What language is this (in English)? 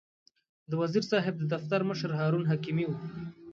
Pashto